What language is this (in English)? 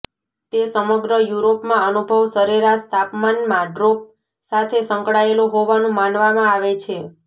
Gujarati